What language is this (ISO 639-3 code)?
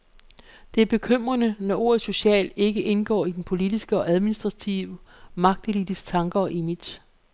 dan